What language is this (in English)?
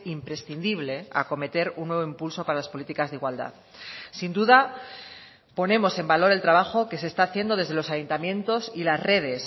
Spanish